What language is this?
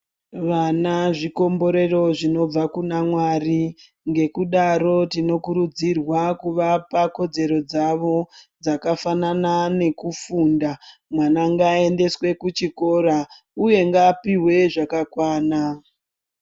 Ndau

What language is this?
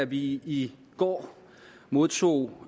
Danish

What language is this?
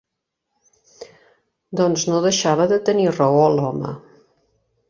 Catalan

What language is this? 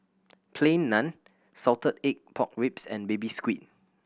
English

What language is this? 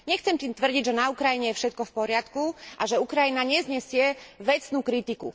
Slovak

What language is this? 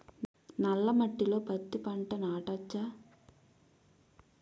Telugu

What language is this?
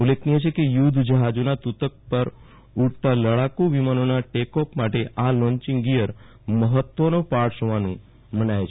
Gujarati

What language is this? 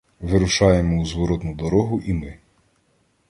Ukrainian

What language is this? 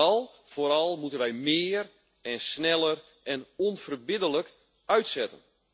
Dutch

